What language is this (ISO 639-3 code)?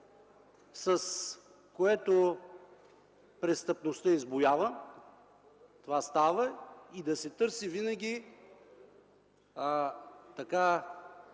bul